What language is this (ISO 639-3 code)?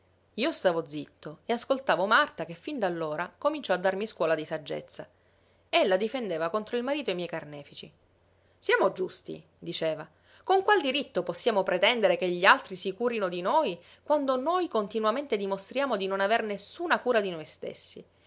ita